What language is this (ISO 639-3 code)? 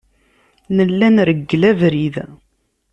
kab